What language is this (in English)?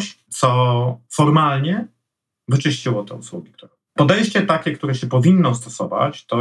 Polish